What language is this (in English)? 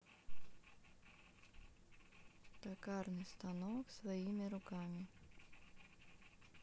Russian